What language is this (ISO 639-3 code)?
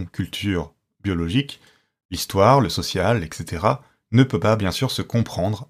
fra